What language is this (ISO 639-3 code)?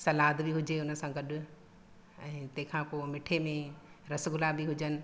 snd